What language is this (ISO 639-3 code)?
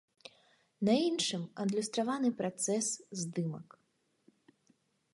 bel